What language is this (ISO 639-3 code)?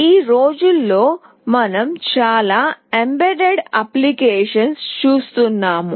tel